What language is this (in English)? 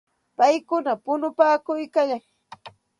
Santa Ana de Tusi Pasco Quechua